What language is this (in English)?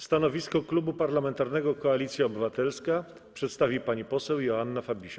Polish